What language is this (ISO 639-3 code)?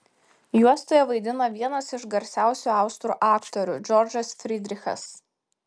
lit